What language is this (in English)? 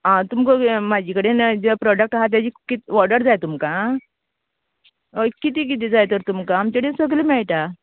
Konkani